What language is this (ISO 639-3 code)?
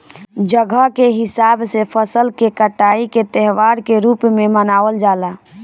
bho